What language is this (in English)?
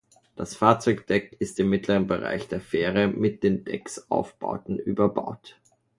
German